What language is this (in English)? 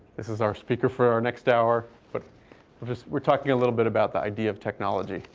English